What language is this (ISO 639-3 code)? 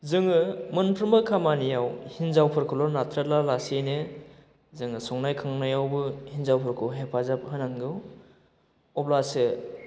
brx